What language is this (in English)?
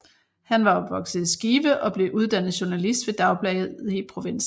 Danish